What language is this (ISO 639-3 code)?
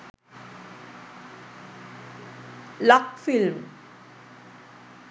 sin